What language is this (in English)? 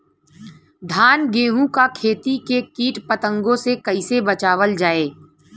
Bhojpuri